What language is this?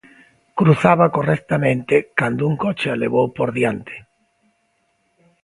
Galician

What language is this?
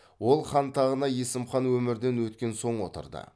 Kazakh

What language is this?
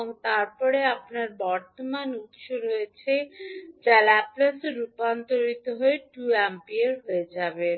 Bangla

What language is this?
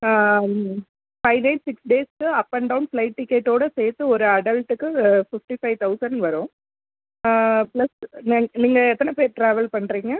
Tamil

